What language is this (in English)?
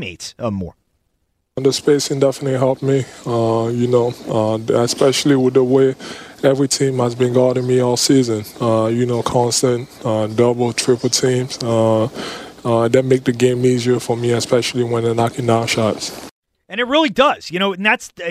English